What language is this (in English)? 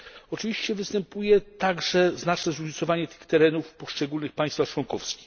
Polish